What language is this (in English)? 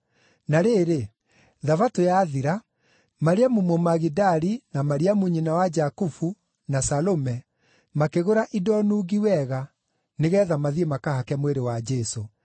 Kikuyu